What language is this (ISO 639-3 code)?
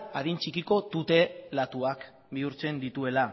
eus